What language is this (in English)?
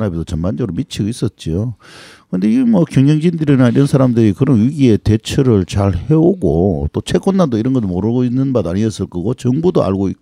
Korean